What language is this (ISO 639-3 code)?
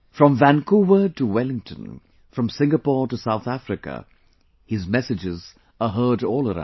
eng